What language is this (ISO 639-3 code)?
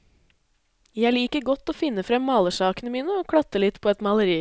nor